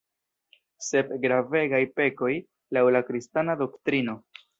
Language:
Esperanto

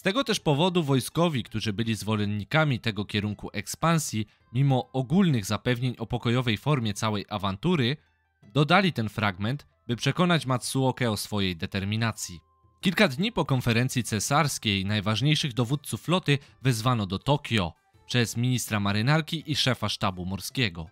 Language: Polish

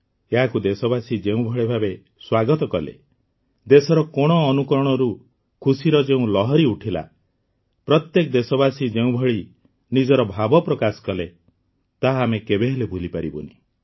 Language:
Odia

